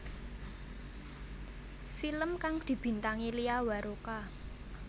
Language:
Javanese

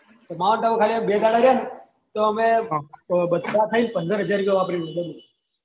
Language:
Gujarati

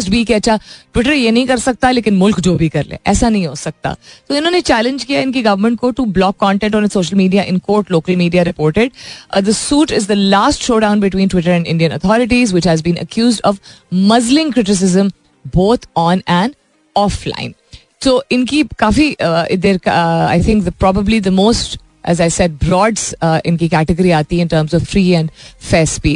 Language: Hindi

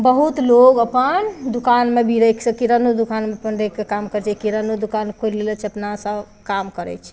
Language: Maithili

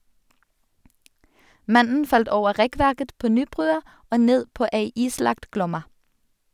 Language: Norwegian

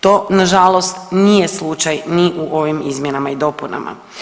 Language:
Croatian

